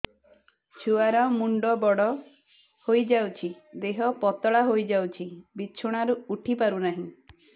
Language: Odia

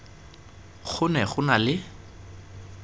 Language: Tswana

